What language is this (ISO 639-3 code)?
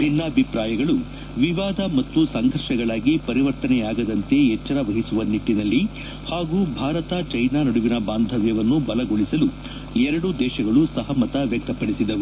kan